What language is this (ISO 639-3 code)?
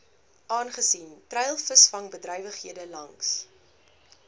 afr